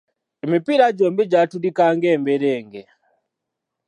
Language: Ganda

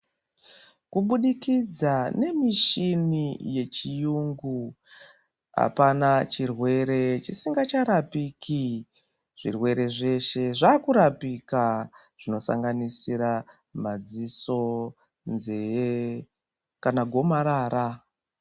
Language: Ndau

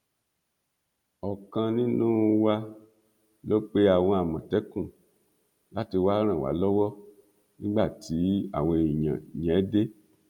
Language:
Yoruba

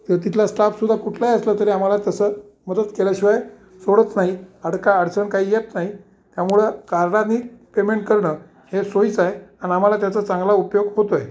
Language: Marathi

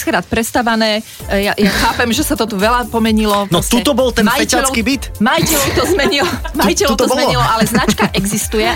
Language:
Slovak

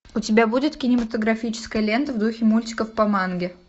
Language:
Russian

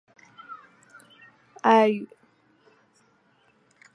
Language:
Chinese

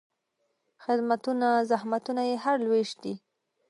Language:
Pashto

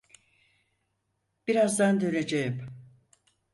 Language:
Turkish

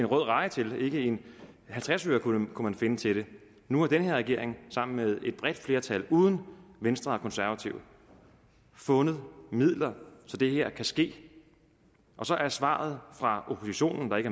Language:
Danish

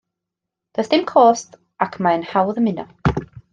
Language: Welsh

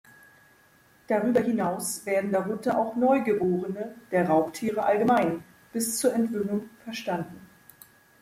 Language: German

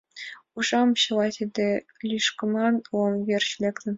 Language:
Mari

